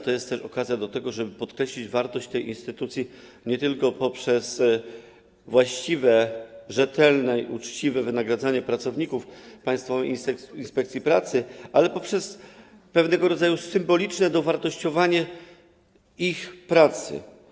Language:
Polish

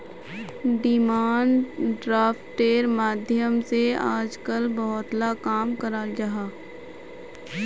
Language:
Magahi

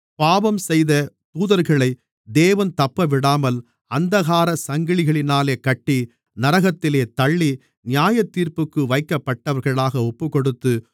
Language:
Tamil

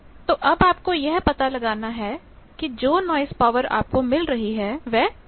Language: Hindi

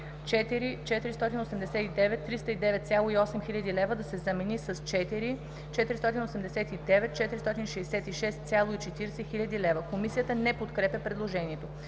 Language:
Bulgarian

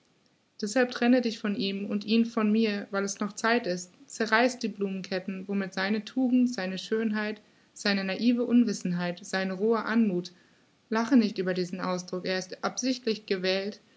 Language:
German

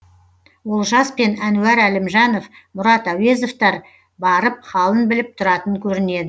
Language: Kazakh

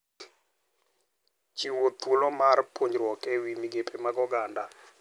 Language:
Luo (Kenya and Tanzania)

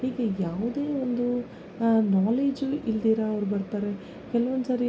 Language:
Kannada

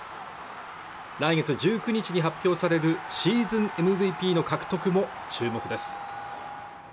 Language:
Japanese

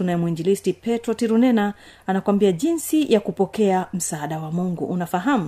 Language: Swahili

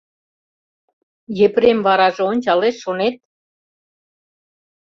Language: Mari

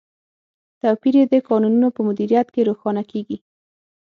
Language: Pashto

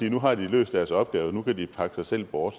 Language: Danish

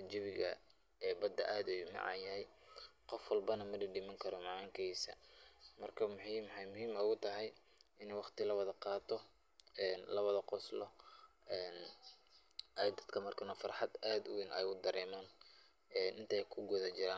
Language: Somali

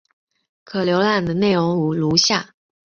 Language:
Chinese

